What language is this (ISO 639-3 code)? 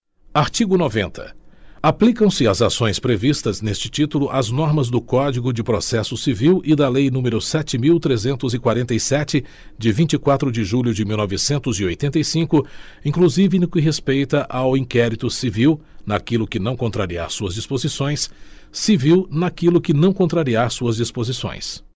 por